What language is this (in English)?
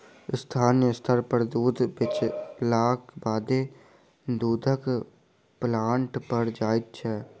Maithili